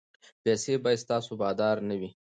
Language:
Pashto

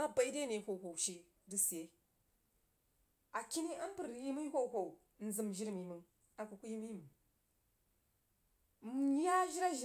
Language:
Jiba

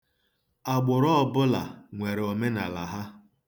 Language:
Igbo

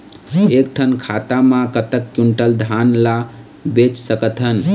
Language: Chhattisgarhi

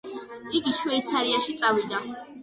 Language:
Georgian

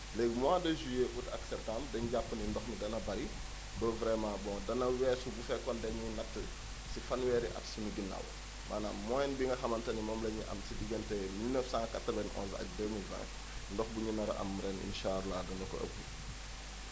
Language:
Wolof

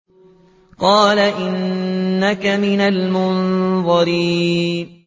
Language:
Arabic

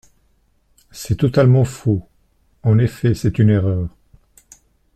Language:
French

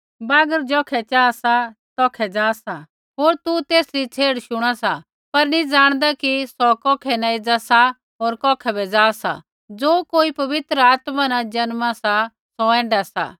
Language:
Kullu Pahari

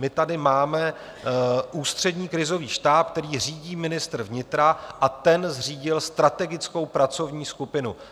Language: Czech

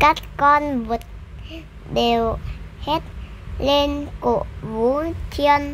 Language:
Vietnamese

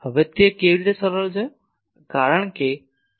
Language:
Gujarati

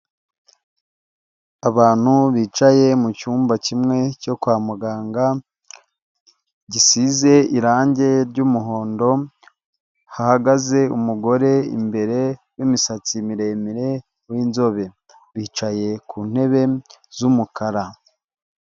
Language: Kinyarwanda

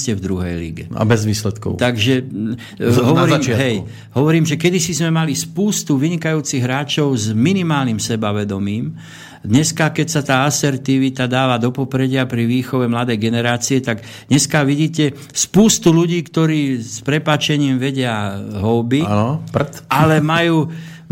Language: Slovak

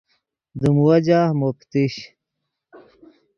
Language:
Yidgha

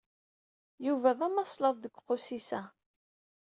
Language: Kabyle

